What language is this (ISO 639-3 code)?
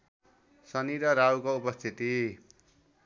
nep